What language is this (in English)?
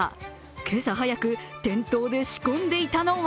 Japanese